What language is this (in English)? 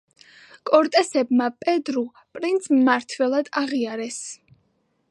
Georgian